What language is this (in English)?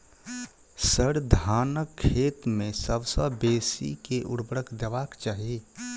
Maithili